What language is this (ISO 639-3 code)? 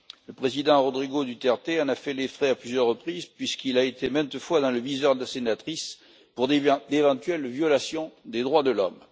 fra